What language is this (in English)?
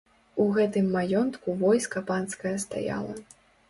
Belarusian